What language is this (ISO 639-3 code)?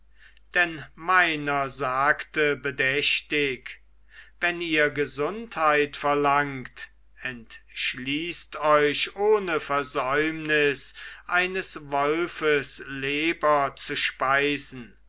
deu